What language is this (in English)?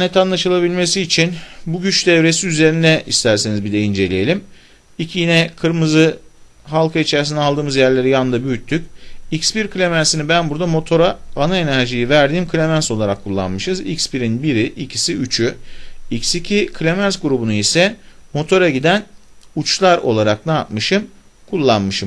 Turkish